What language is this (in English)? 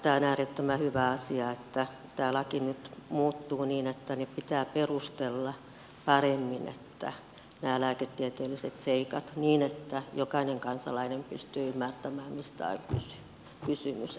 Finnish